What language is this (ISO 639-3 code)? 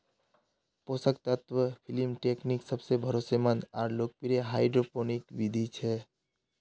mag